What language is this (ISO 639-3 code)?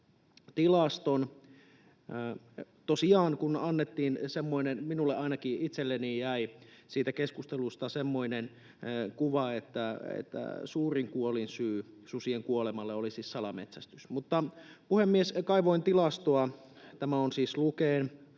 fin